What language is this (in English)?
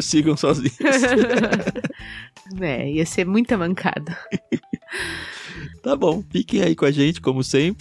Portuguese